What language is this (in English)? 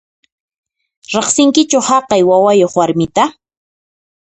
Puno Quechua